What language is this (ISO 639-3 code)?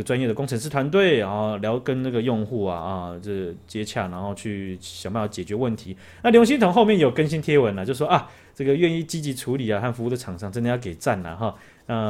zho